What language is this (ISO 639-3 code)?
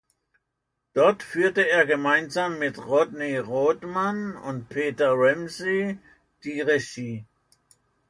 deu